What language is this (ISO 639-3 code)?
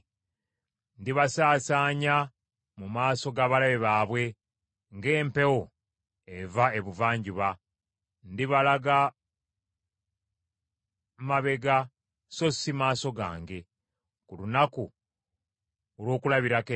lug